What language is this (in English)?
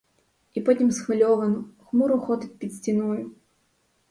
Ukrainian